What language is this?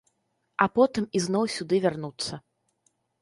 Belarusian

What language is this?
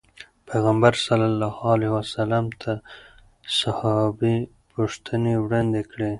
Pashto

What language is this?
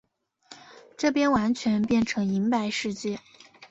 Chinese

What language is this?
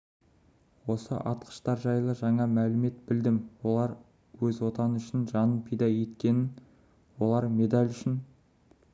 Kazakh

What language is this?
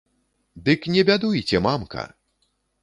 Belarusian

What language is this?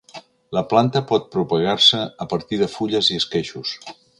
Catalan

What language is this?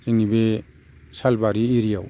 Bodo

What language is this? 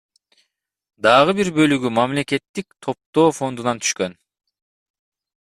Kyrgyz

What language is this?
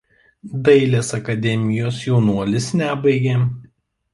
Lithuanian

